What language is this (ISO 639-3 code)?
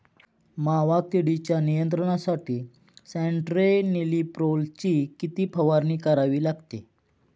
mar